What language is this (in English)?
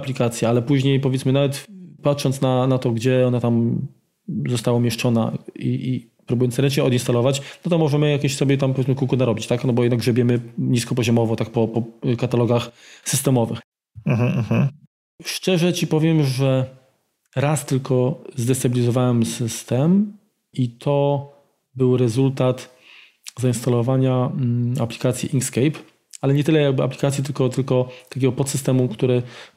Polish